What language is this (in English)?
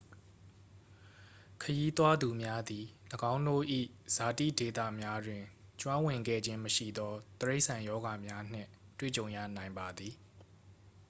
Burmese